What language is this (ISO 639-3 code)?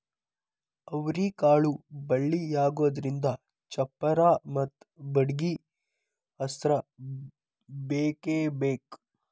kan